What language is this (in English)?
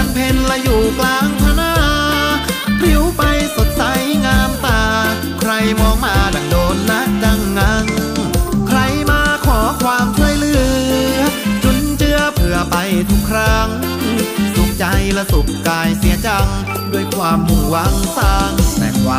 Thai